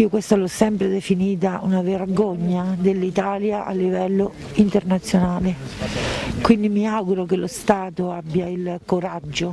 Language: Italian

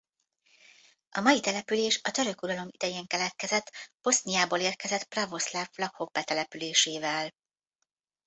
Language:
Hungarian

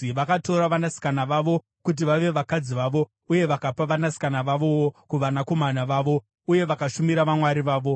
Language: Shona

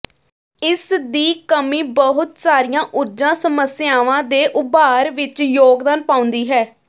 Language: Punjabi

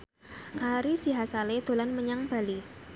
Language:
Javanese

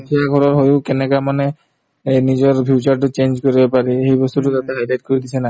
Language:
Assamese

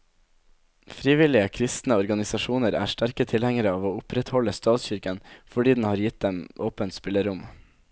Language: Norwegian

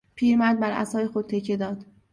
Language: Persian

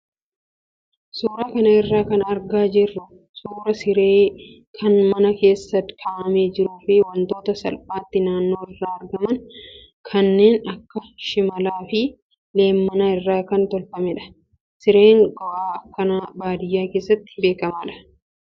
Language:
Oromo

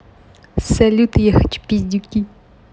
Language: Russian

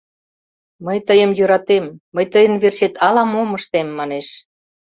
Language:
Mari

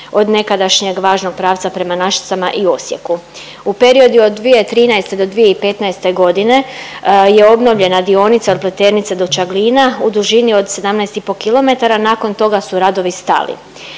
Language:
Croatian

